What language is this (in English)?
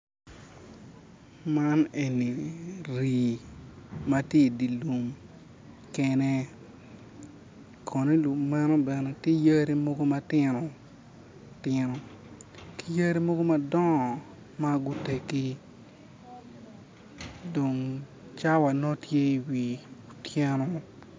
Acoli